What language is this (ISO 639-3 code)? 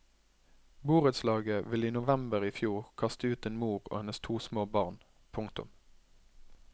nor